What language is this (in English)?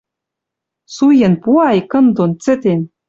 Western Mari